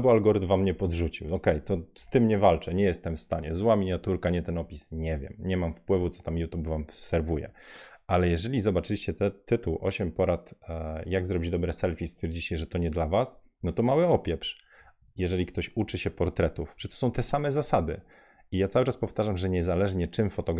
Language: Polish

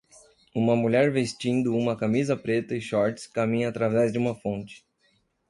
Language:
Portuguese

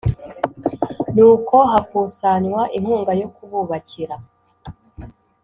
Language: Kinyarwanda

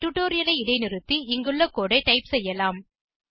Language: Tamil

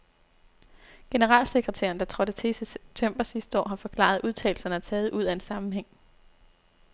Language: Danish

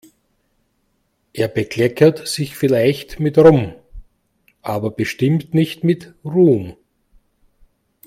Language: German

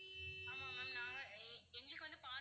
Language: Tamil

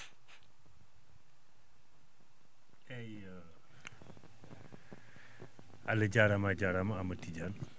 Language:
Fula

